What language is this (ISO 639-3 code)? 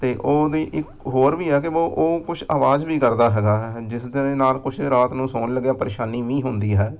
pan